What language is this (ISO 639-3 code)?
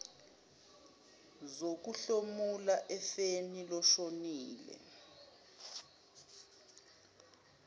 zul